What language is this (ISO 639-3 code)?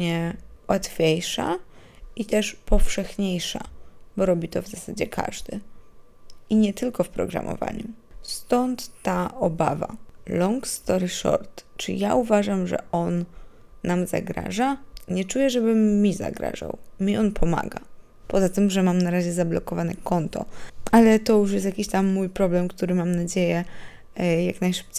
pol